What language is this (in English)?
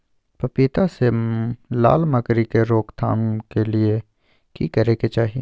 Maithili